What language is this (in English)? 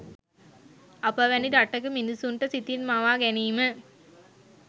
Sinhala